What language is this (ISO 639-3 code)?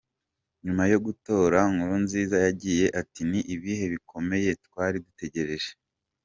kin